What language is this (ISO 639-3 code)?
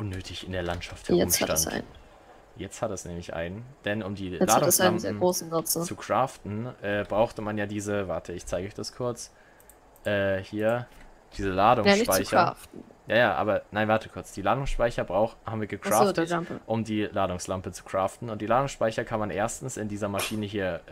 deu